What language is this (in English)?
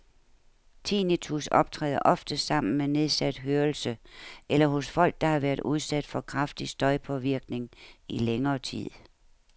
Danish